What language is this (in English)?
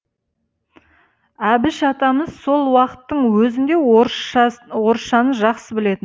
Kazakh